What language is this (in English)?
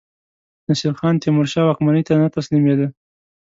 Pashto